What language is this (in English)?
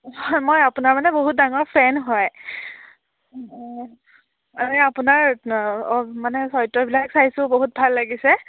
Assamese